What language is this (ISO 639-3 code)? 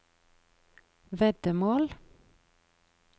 nor